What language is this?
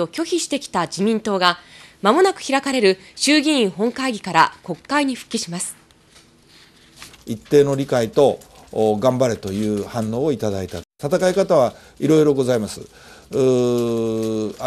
Japanese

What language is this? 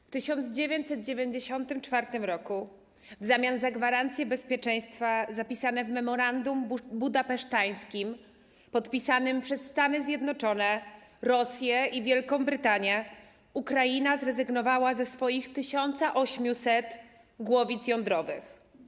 Polish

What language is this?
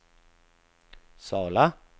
Swedish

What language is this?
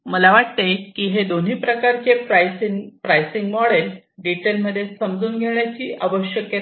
Marathi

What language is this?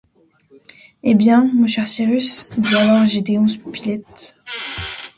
French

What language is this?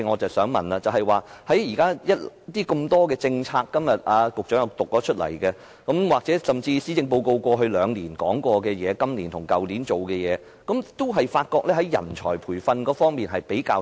Cantonese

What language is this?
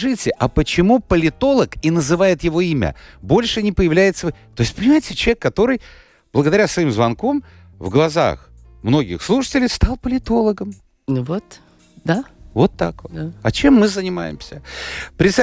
Russian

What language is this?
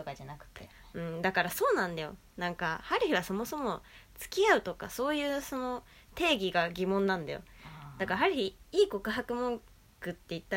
Japanese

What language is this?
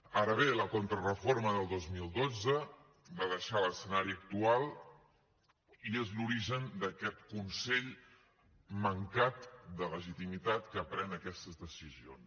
Catalan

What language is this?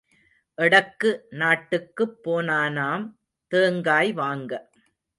Tamil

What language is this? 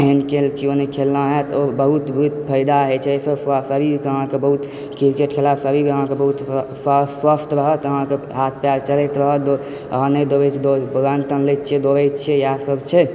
Maithili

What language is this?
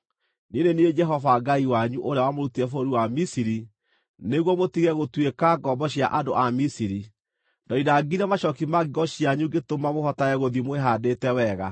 Kikuyu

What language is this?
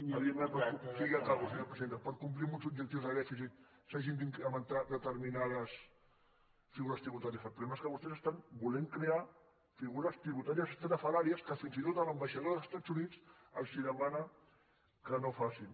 Catalan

